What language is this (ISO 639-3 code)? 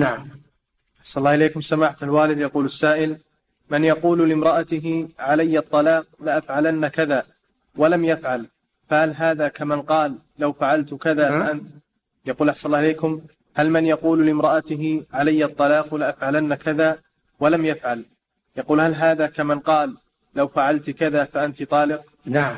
ara